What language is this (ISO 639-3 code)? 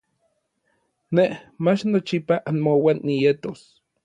nlv